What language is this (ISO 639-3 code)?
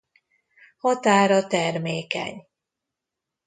hun